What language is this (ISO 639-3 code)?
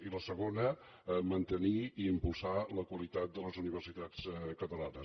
cat